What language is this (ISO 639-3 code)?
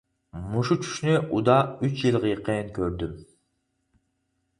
uig